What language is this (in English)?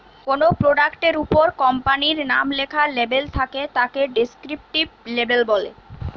Bangla